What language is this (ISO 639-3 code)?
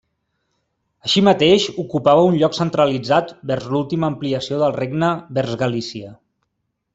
cat